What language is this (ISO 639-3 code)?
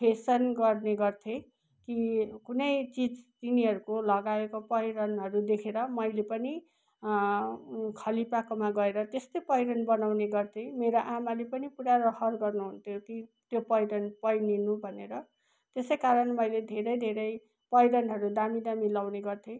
nep